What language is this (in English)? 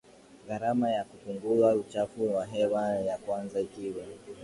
Swahili